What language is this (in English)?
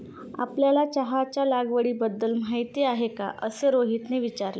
Marathi